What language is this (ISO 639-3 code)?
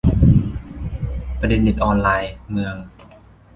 tha